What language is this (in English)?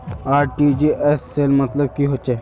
Magahi